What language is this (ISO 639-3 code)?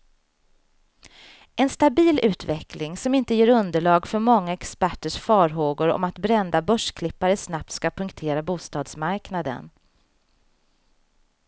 swe